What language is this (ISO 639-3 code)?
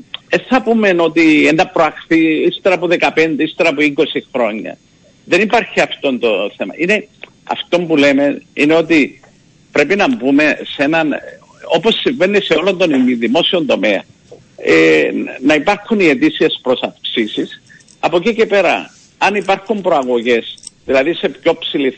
ell